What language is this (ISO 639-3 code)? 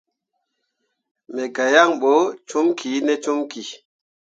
mua